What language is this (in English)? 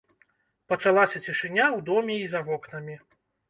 Belarusian